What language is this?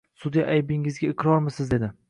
Uzbek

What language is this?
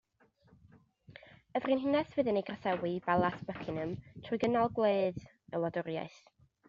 Welsh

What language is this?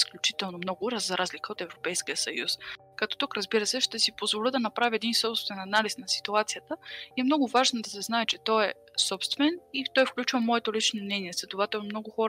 Bulgarian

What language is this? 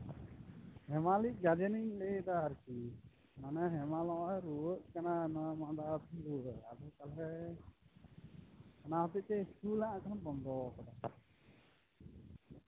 Santali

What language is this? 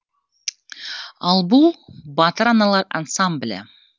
Kazakh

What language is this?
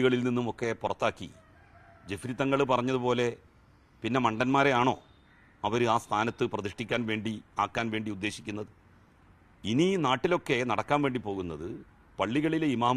Malayalam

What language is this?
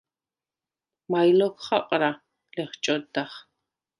Svan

